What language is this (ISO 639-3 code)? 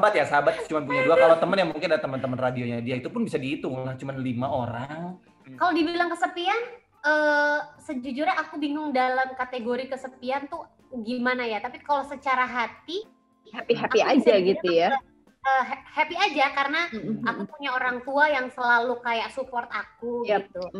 ind